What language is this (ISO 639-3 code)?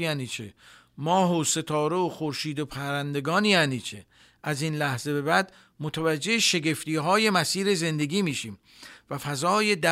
fas